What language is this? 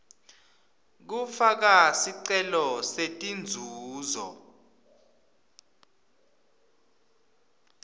Swati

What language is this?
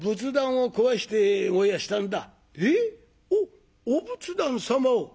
Japanese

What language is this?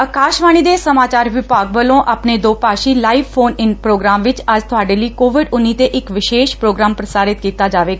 Punjabi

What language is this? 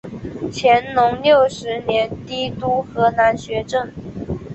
Chinese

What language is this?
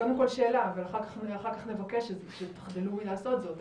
Hebrew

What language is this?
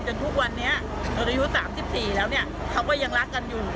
Thai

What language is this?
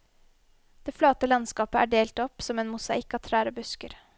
Norwegian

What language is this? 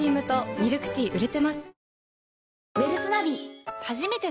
Japanese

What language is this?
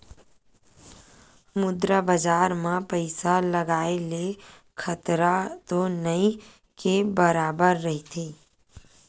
Chhattisgarhi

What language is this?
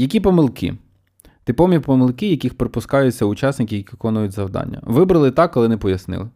Ukrainian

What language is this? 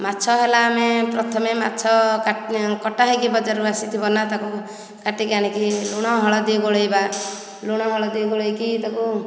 Odia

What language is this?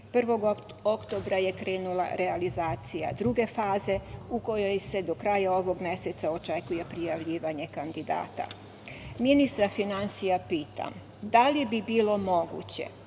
Serbian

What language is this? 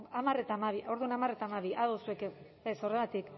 Basque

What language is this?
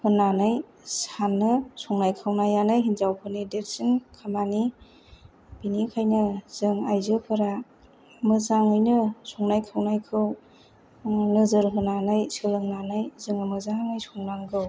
Bodo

